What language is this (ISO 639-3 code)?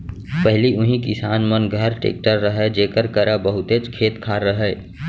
hne